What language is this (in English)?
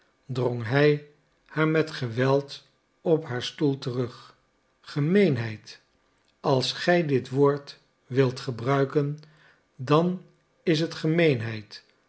Dutch